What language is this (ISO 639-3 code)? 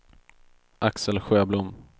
swe